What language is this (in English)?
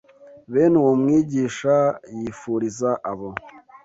Kinyarwanda